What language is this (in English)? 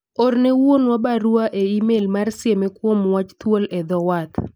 Luo (Kenya and Tanzania)